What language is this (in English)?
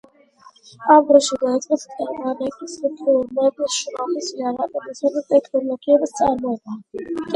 Georgian